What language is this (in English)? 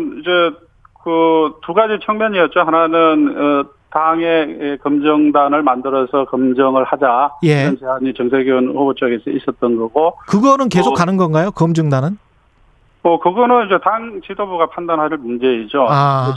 Korean